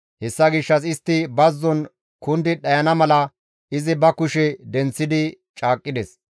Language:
Gamo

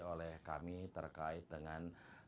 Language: Indonesian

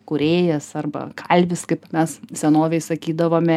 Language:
Lithuanian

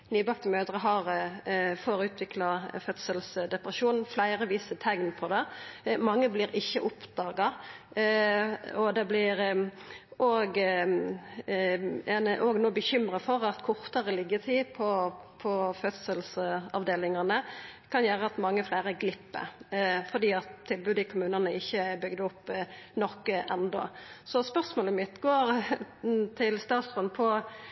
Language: Norwegian Nynorsk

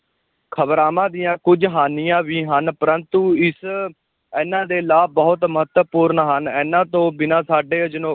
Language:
Punjabi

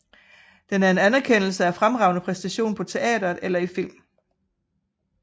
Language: Danish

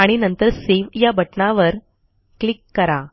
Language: Marathi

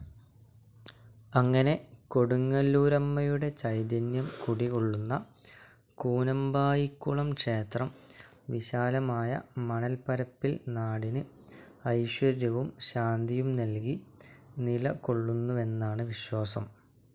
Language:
Malayalam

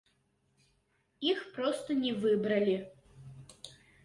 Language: Belarusian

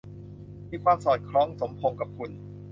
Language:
Thai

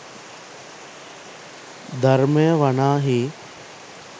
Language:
Sinhala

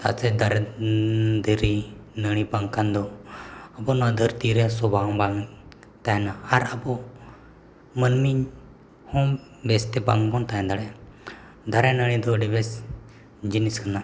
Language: Santali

